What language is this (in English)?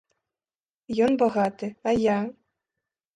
Belarusian